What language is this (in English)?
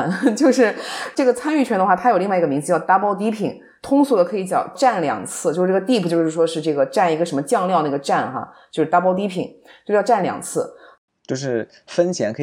Chinese